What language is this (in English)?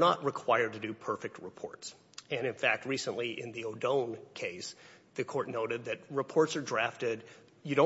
English